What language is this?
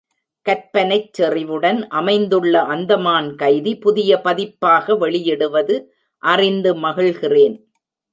Tamil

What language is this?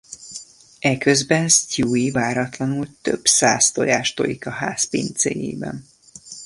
Hungarian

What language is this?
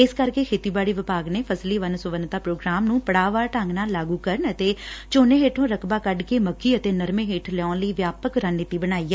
Punjabi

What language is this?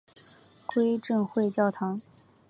Chinese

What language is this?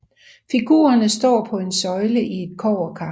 Danish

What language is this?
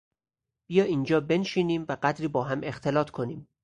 Persian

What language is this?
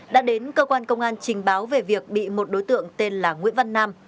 Vietnamese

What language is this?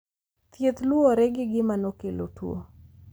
Luo (Kenya and Tanzania)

